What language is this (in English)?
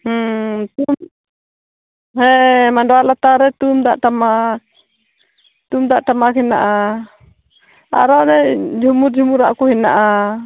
Santali